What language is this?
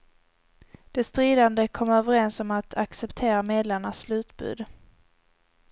Swedish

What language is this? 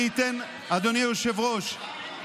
Hebrew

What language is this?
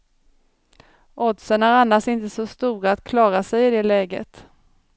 Swedish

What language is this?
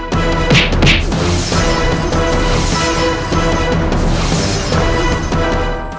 Indonesian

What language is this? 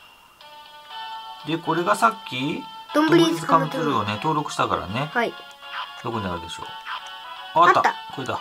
Japanese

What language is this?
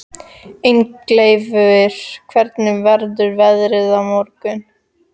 Icelandic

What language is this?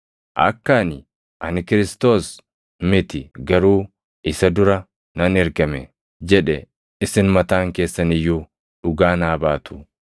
Oromo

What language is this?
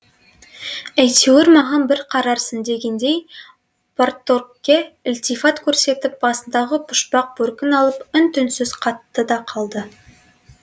Kazakh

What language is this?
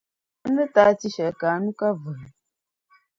Dagbani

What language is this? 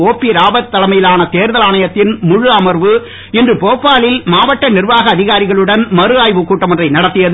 Tamil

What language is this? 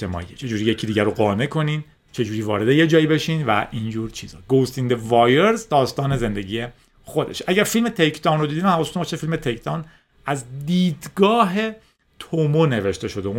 Persian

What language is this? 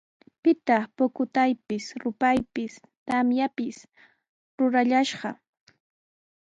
Sihuas Ancash Quechua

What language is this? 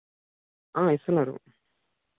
Telugu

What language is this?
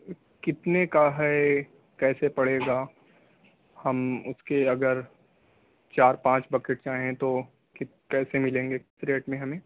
Urdu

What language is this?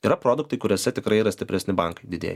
Lithuanian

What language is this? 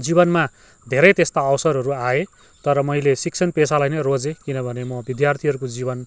Nepali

